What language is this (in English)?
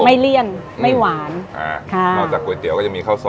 Thai